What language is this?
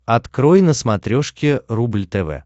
Russian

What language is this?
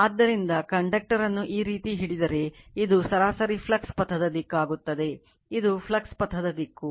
Kannada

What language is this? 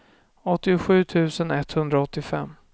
Swedish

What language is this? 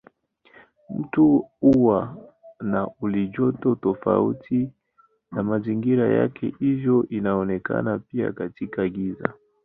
Swahili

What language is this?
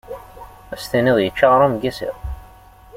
Kabyle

